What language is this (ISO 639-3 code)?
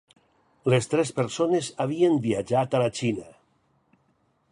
cat